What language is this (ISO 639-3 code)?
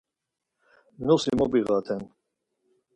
lzz